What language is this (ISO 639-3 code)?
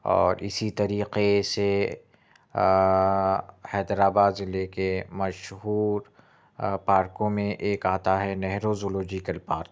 urd